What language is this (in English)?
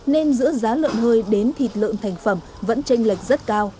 Vietnamese